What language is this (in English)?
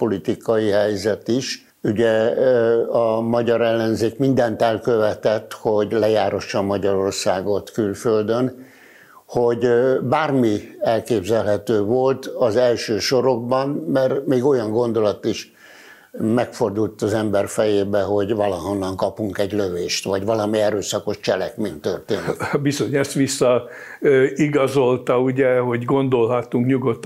Hungarian